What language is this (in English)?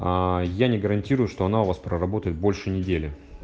Russian